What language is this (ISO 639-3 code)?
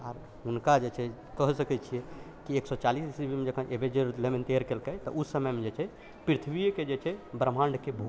mai